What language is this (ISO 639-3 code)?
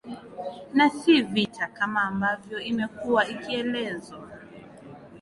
swa